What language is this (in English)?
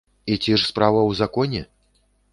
Belarusian